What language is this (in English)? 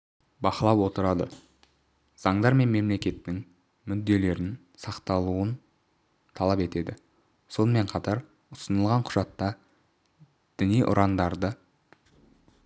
Kazakh